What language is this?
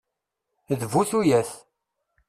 Kabyle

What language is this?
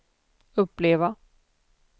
Swedish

